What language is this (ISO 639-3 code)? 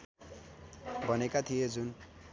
nep